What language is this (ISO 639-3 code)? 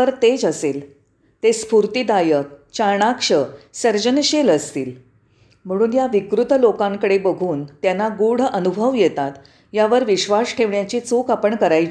mar